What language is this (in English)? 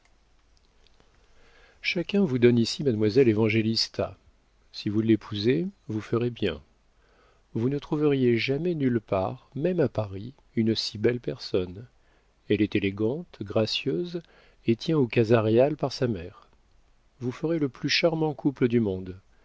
French